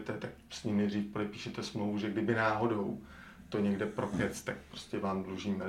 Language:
Czech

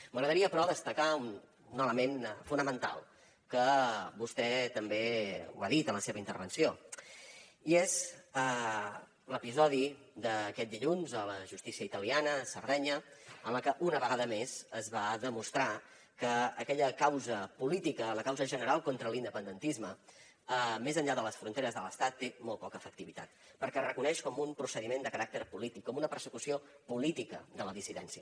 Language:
Catalan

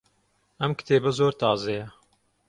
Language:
Central Kurdish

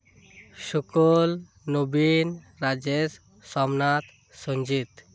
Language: Santali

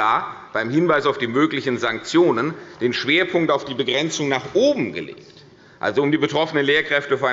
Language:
German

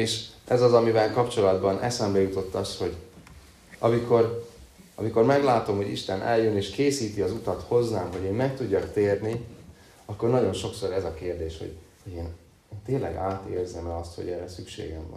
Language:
Hungarian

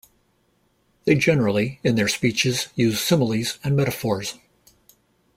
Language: English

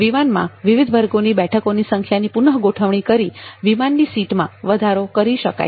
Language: Gujarati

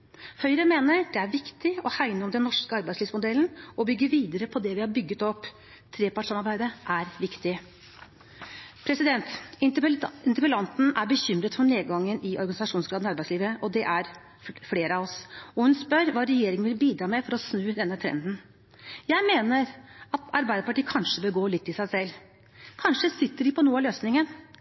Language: Norwegian Bokmål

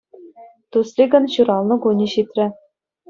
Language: Chuvash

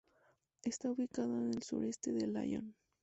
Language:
Spanish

